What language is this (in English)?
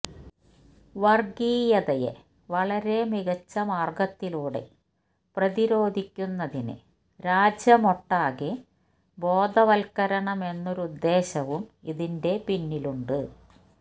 Malayalam